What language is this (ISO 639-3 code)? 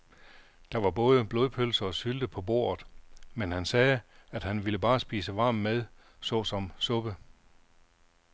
dan